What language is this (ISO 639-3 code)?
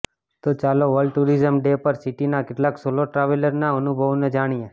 guj